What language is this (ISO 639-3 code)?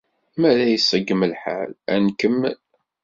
kab